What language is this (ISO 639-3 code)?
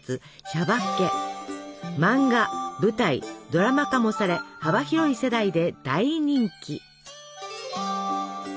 jpn